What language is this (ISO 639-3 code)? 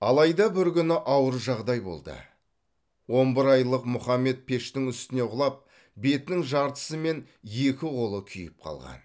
kaz